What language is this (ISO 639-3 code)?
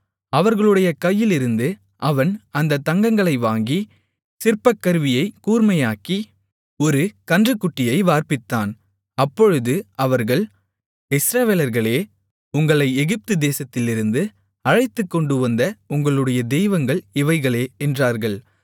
tam